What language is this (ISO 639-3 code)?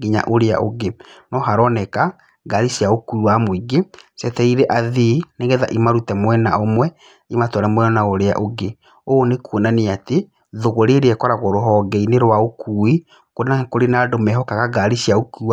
kik